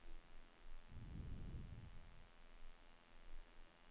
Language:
Norwegian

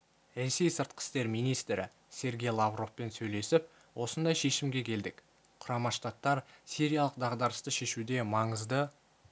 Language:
Kazakh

